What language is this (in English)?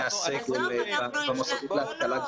Hebrew